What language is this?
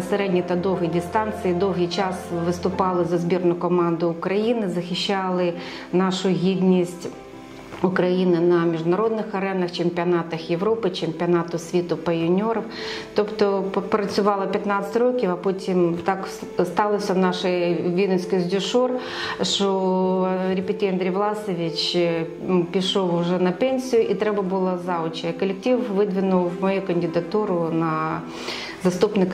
Ukrainian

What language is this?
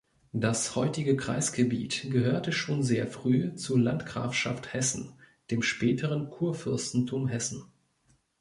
German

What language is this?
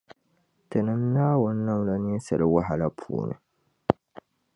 Dagbani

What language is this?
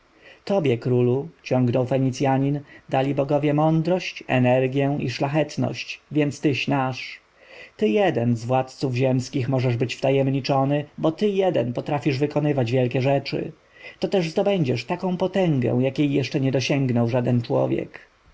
Polish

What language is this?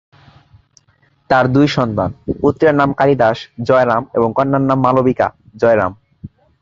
Bangla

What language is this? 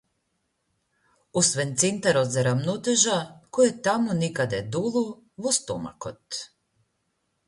Macedonian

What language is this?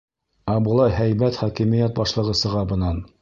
Bashkir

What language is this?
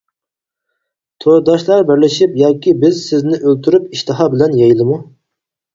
Uyghur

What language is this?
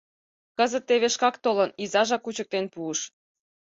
Mari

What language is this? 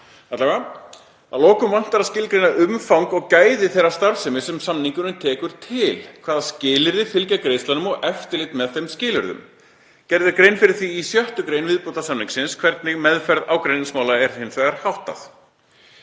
Icelandic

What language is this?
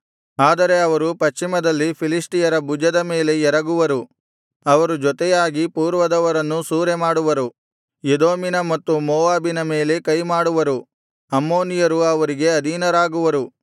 Kannada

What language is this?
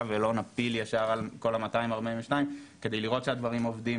Hebrew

